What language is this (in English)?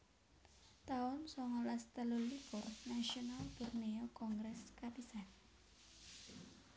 Javanese